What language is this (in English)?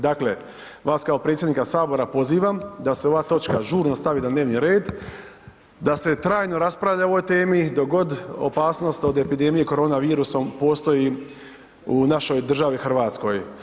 Croatian